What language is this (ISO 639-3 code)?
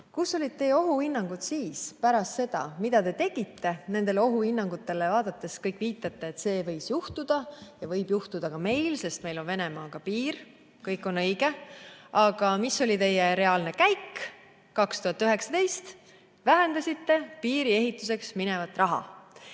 est